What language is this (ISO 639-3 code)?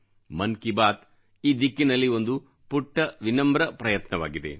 kan